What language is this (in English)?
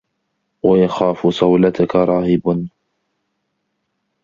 Arabic